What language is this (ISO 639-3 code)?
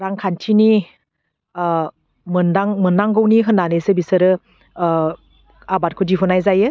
brx